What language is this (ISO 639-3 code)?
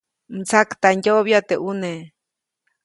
zoc